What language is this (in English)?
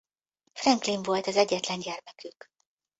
Hungarian